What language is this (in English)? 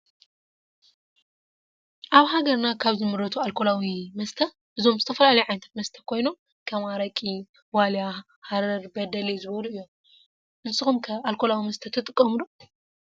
Tigrinya